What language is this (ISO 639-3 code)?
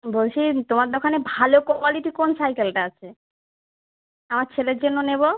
ben